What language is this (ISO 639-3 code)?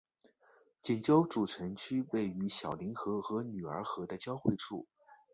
zho